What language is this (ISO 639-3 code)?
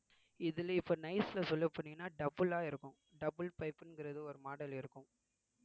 tam